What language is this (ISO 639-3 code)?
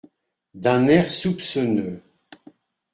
fra